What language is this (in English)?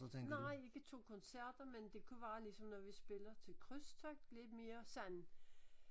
Danish